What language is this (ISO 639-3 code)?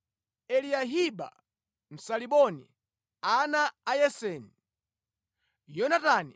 nya